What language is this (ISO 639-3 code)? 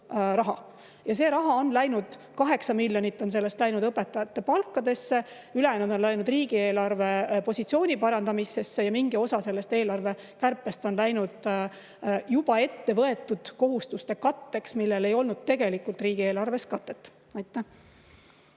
est